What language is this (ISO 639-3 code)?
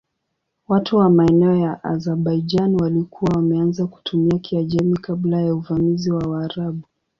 swa